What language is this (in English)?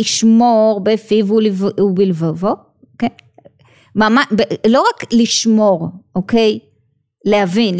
Hebrew